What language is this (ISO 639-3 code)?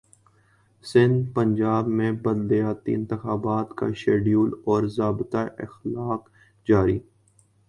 urd